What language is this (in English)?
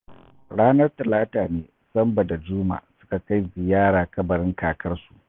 Hausa